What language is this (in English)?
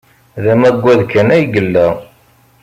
Kabyle